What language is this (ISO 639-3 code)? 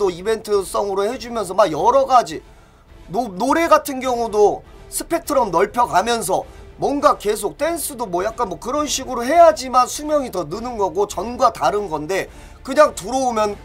kor